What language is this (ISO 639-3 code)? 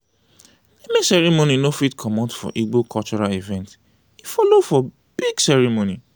pcm